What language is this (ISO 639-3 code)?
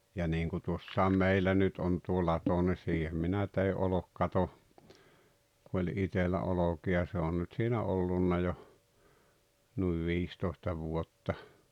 fin